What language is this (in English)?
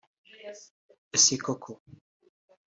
Kinyarwanda